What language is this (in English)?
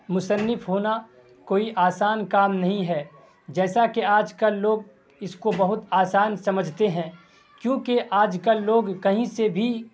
Urdu